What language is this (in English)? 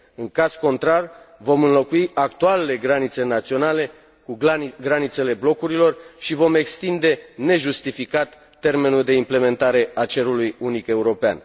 Romanian